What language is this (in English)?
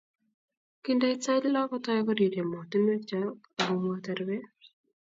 Kalenjin